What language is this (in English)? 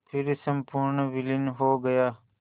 Hindi